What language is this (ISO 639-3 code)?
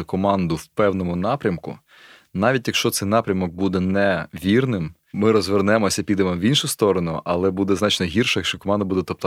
ukr